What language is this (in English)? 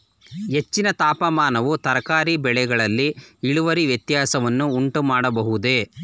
Kannada